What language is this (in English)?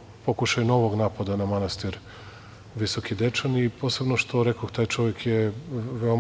Serbian